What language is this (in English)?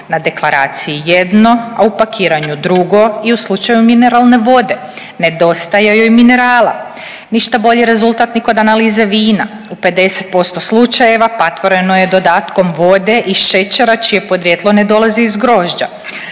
Croatian